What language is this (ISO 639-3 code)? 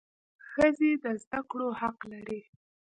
pus